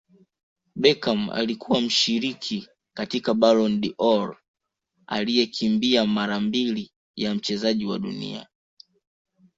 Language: Swahili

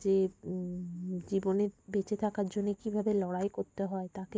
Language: Bangla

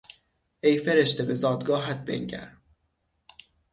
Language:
Persian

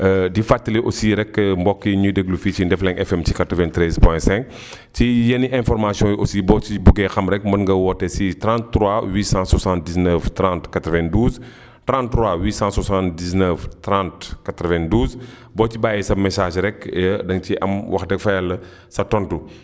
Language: Wolof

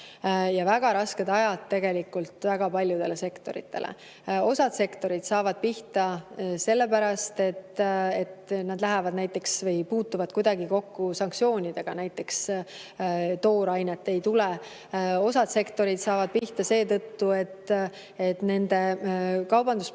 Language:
Estonian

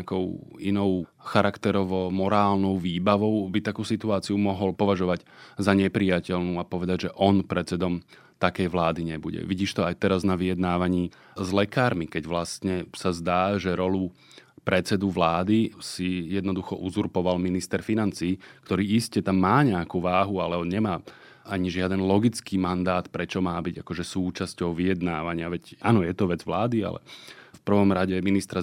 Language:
Slovak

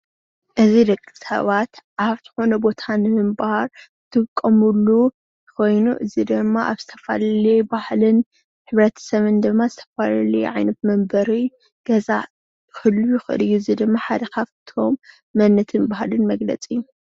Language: Tigrinya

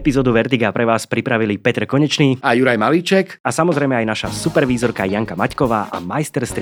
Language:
Slovak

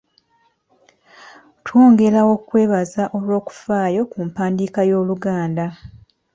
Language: Ganda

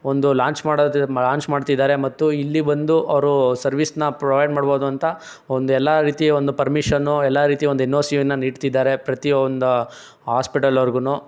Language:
Kannada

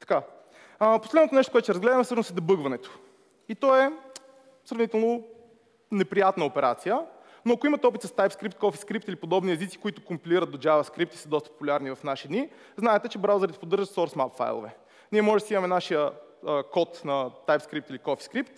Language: Bulgarian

